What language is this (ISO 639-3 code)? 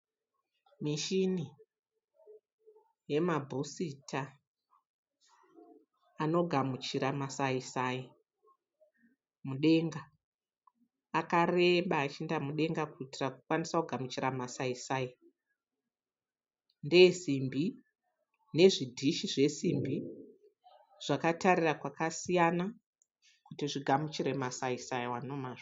sna